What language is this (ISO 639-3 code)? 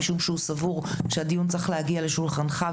heb